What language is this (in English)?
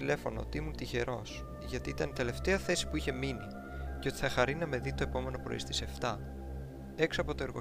Greek